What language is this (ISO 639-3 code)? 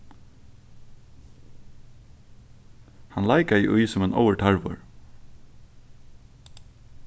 fao